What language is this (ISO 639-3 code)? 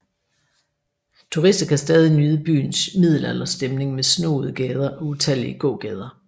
dan